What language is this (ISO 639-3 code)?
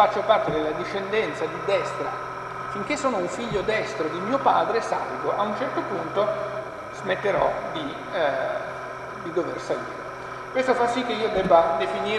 ita